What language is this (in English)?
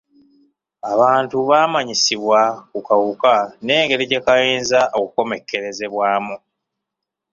Ganda